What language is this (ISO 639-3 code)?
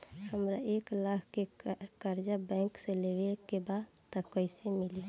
bho